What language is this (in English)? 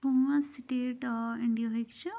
Kashmiri